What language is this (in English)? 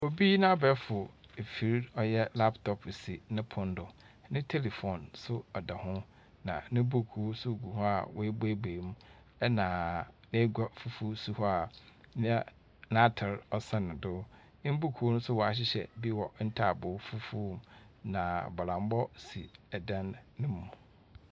Akan